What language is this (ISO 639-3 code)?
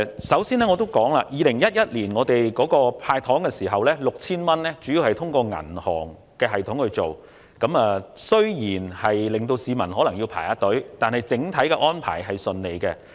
yue